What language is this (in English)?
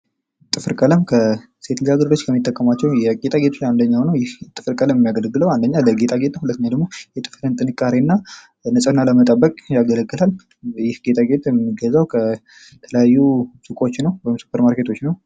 Amharic